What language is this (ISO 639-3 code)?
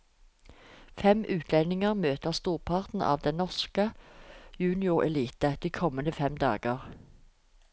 nor